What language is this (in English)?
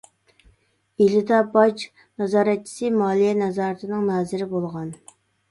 Uyghur